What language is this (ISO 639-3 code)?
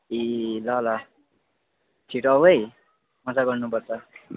nep